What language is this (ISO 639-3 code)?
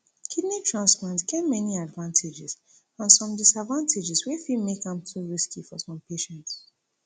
pcm